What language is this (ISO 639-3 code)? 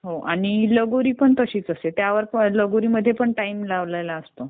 mar